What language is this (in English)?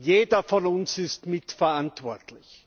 German